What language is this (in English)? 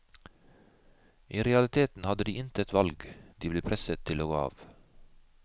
Norwegian